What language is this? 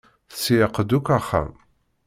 Kabyle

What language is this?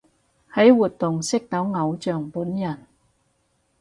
Cantonese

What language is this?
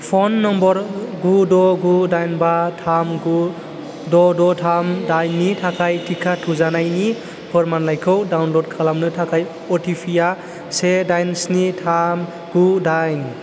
Bodo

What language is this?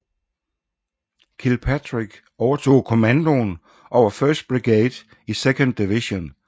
Danish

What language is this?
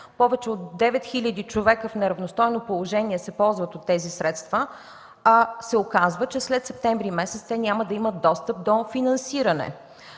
Bulgarian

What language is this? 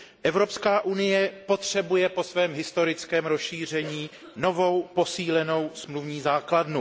Czech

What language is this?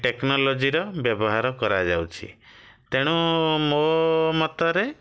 Odia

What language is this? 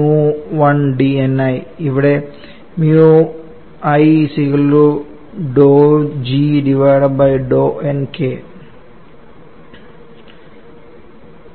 Malayalam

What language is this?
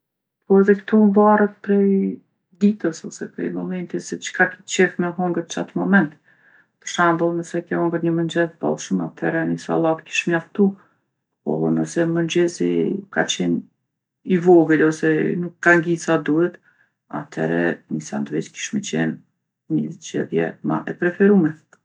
Gheg Albanian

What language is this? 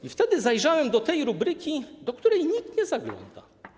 Polish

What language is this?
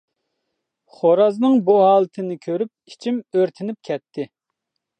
Uyghur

